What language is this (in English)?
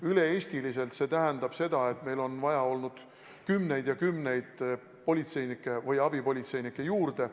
Estonian